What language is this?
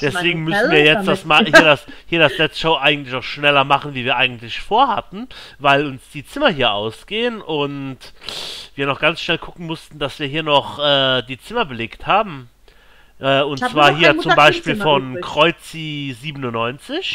German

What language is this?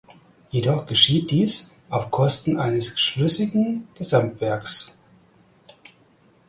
German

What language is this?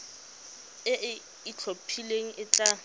Tswana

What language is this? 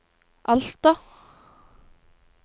Norwegian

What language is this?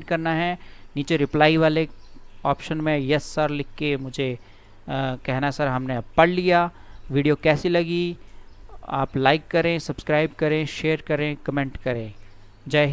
Hindi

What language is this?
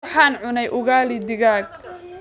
Somali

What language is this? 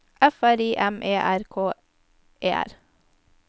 Norwegian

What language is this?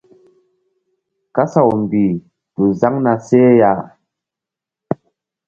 Mbum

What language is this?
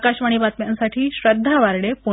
Marathi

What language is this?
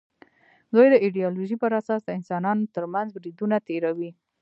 Pashto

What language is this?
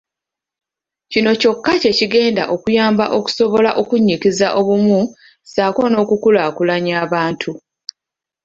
Ganda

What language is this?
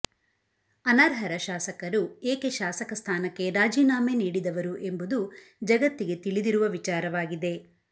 Kannada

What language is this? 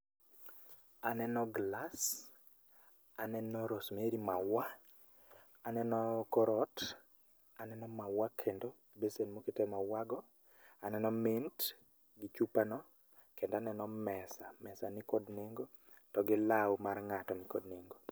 Luo (Kenya and Tanzania)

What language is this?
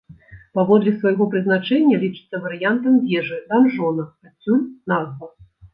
Belarusian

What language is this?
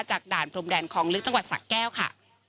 Thai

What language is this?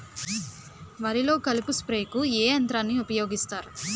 Telugu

